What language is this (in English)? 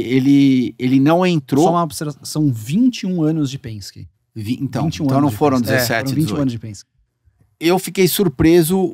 Portuguese